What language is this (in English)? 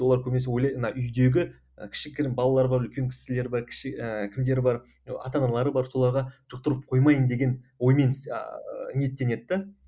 Kazakh